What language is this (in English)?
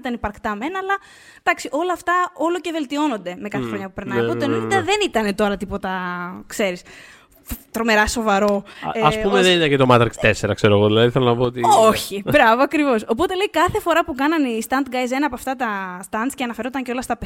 Greek